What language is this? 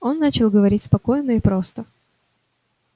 Russian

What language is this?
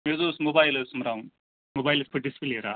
Kashmiri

